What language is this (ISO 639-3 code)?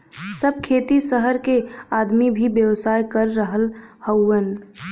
bho